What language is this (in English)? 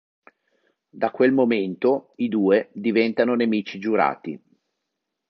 Italian